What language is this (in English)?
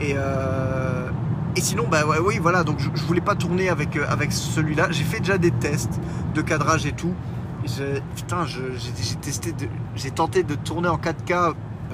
French